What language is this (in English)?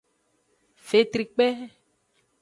Aja (Benin)